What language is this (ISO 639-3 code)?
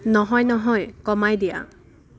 asm